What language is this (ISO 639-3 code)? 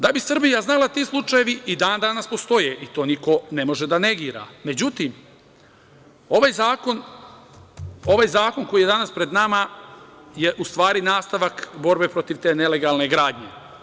srp